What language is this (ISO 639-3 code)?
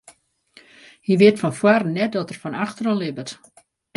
fry